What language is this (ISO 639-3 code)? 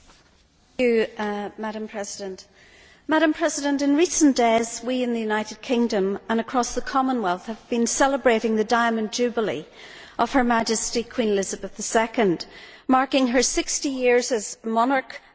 eng